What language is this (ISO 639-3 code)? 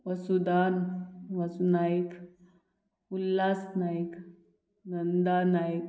kok